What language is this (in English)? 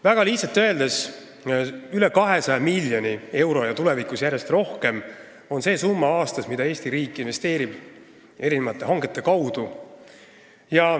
Estonian